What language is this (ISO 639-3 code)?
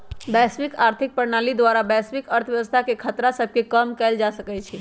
mag